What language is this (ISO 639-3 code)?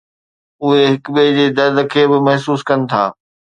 snd